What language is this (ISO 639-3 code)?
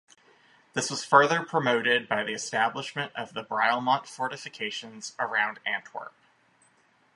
eng